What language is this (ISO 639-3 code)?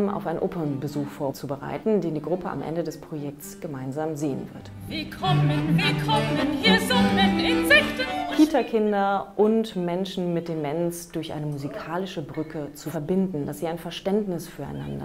deu